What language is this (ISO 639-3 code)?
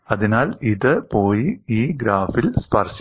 mal